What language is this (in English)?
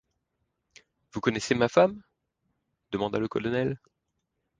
French